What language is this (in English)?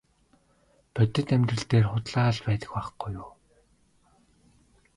Mongolian